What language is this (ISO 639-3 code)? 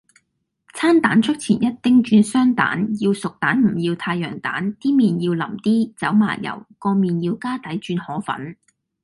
yue